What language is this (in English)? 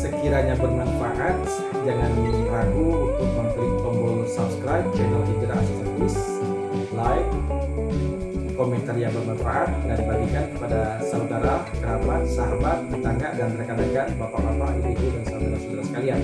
Indonesian